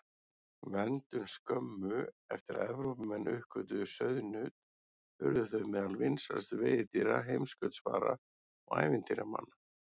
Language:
Icelandic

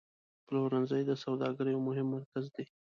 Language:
Pashto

